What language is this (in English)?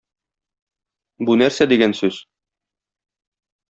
Tatar